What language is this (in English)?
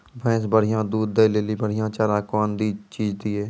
Maithili